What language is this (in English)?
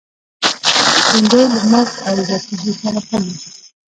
Pashto